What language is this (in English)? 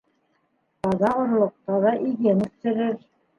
Bashkir